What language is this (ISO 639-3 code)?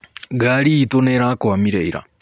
kik